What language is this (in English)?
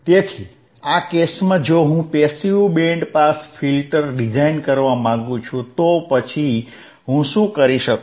Gujarati